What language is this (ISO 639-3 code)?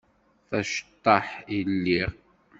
kab